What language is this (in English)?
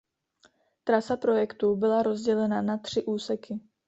Czech